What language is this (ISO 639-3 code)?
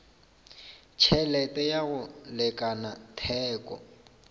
nso